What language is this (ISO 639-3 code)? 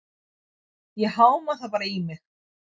isl